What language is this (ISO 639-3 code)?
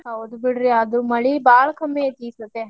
kan